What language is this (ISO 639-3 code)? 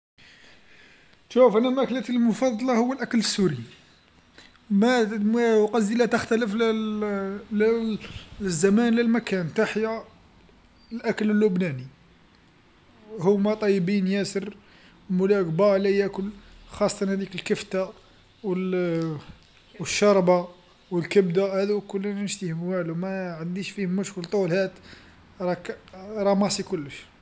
arq